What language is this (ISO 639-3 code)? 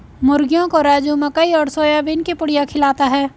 hin